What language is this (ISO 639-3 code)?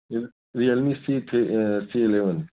urd